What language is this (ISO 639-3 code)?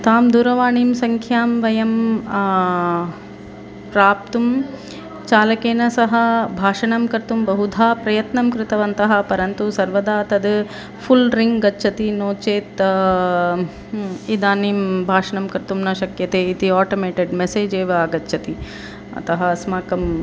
san